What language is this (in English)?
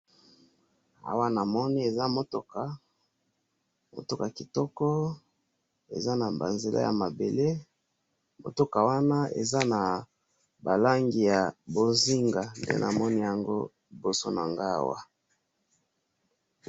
Lingala